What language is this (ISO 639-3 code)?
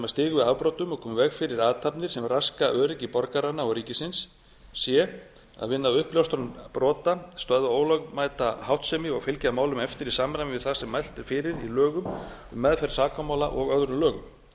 isl